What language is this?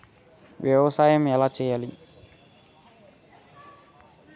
Telugu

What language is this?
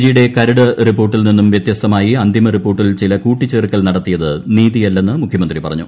Malayalam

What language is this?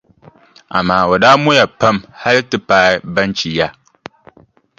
Dagbani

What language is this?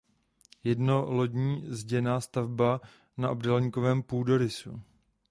Czech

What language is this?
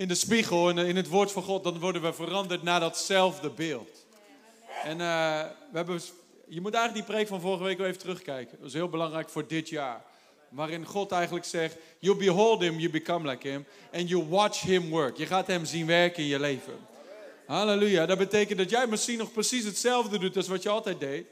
Dutch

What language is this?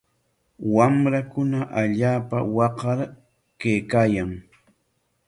Corongo Ancash Quechua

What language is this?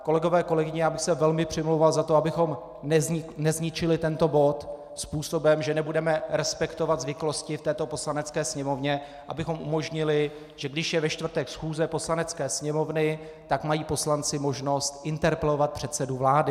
Czech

